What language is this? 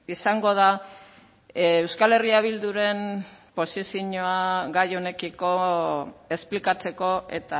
Basque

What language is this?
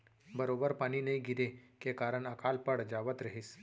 Chhattisgarhi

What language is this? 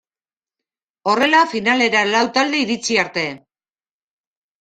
Basque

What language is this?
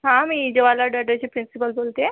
Marathi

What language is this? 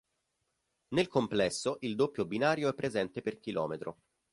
Italian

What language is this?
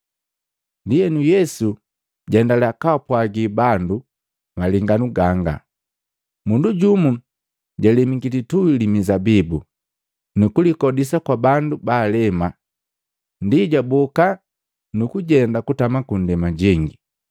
Matengo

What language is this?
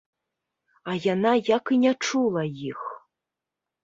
Belarusian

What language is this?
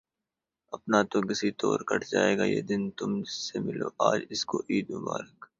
Urdu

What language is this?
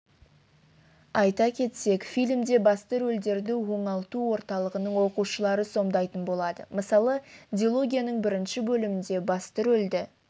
Kazakh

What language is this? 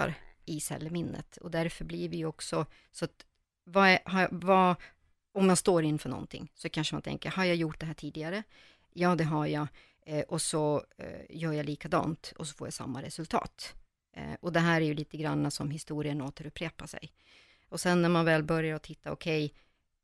Swedish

